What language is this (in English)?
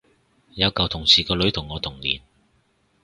Cantonese